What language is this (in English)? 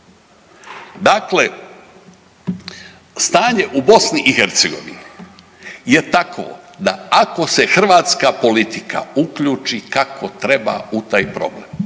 Croatian